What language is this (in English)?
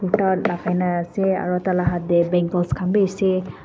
Naga Pidgin